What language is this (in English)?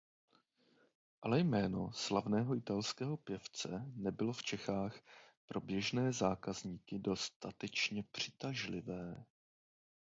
Czech